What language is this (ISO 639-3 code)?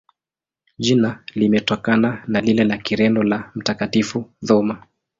swa